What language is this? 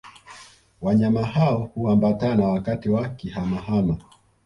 Swahili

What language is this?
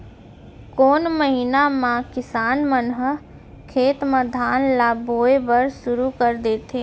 Chhattisgarhi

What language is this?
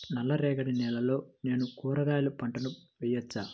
Telugu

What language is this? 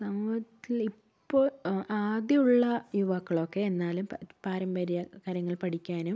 Malayalam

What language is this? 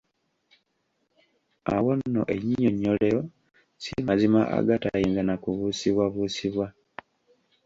Ganda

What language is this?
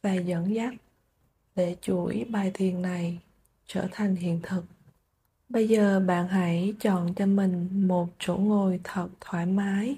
Vietnamese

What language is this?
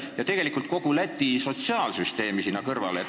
Estonian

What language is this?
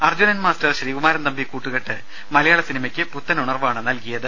Malayalam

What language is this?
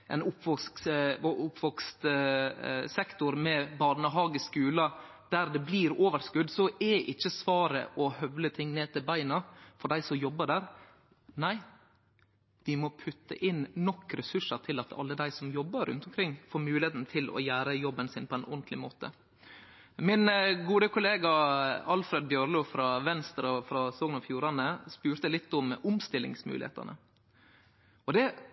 Norwegian Nynorsk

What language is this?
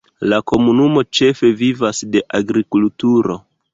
Esperanto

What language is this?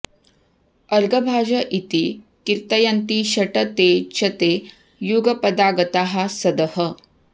Sanskrit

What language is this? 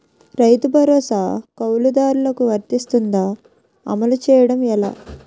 Telugu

